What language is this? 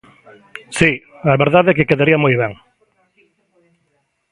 Galician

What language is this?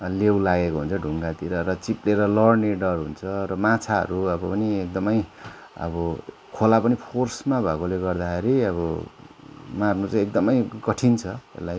Nepali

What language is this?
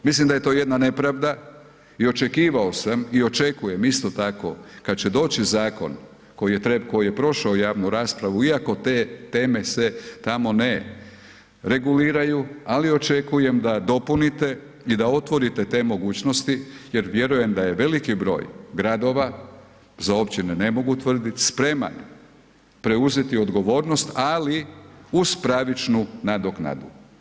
Croatian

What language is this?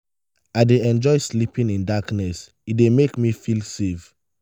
Nigerian Pidgin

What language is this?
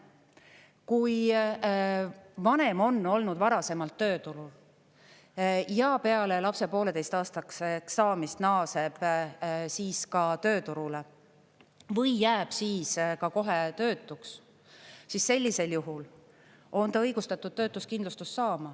Estonian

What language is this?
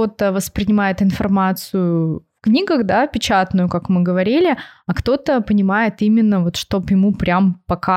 Russian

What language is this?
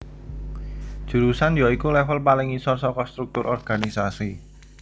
Javanese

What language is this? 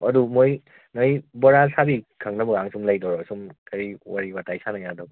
Manipuri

